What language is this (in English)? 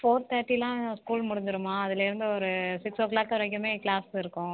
Tamil